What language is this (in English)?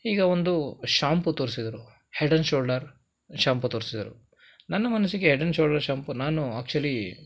Kannada